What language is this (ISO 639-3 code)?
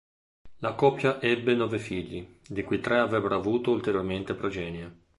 ita